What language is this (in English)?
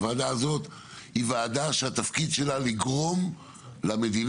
Hebrew